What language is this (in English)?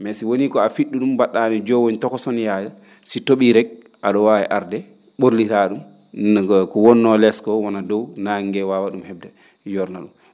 Fula